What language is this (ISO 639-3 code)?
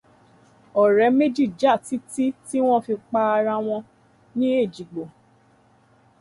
yor